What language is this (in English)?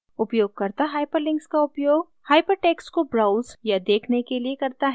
Hindi